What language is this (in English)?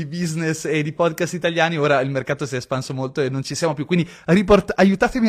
Italian